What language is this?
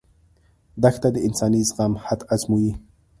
Pashto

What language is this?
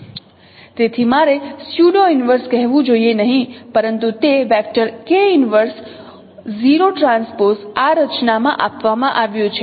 Gujarati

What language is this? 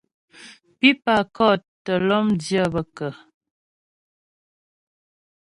Ghomala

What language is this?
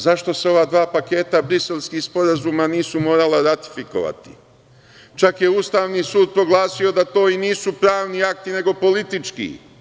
Serbian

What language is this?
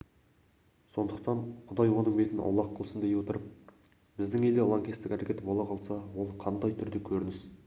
Kazakh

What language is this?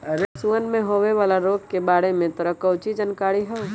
Magahi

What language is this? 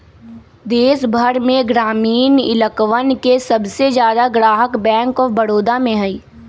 Magahi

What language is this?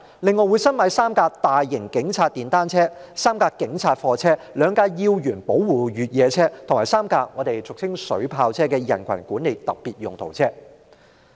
Cantonese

